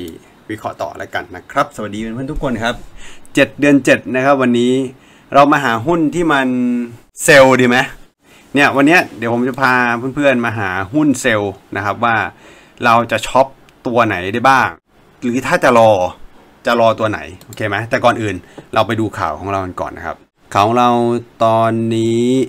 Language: Thai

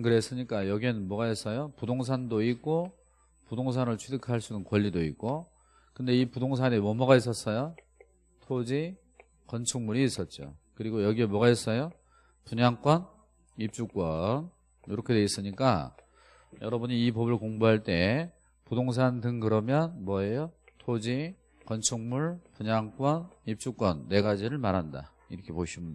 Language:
Korean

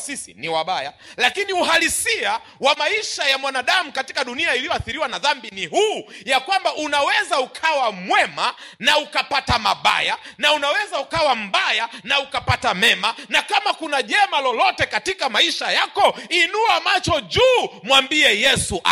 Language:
Swahili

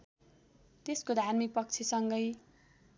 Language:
Nepali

